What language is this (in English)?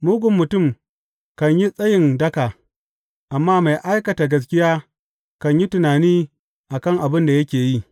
Hausa